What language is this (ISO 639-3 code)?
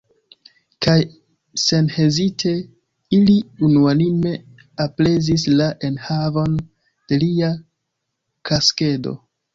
epo